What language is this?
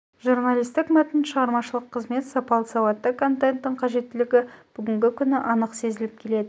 Kazakh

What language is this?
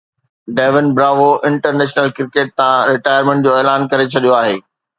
Sindhi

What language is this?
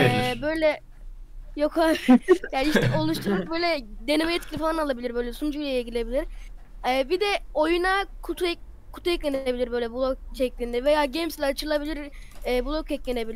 Turkish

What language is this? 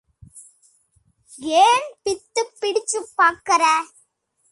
Tamil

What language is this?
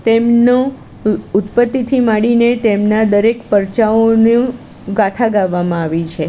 Gujarati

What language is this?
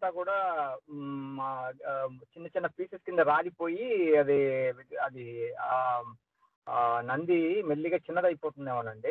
Telugu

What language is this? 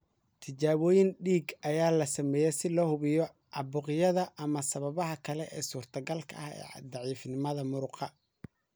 Somali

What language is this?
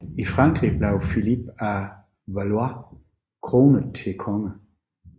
Danish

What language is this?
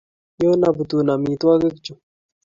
Kalenjin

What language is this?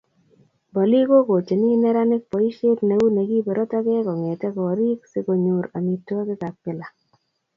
Kalenjin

